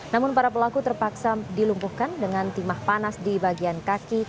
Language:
Indonesian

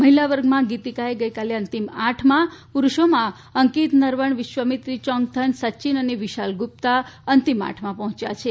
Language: Gujarati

